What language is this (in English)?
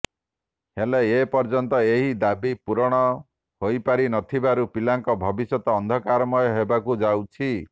Odia